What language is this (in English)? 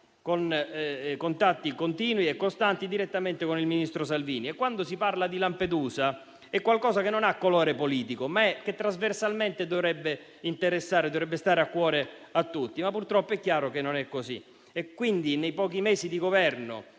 Italian